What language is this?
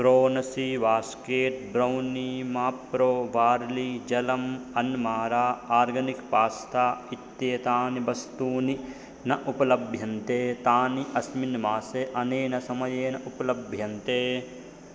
Sanskrit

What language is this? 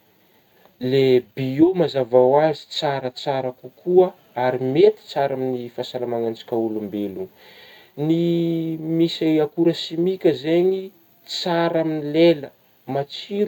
Northern Betsimisaraka Malagasy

